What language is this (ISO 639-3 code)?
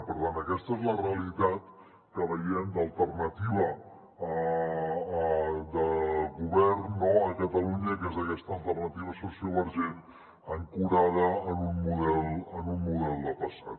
cat